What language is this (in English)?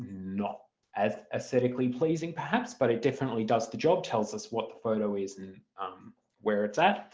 English